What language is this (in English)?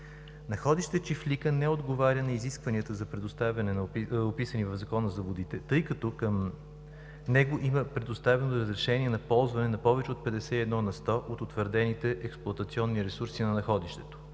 Bulgarian